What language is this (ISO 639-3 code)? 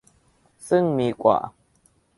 tha